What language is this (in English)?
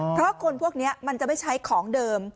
Thai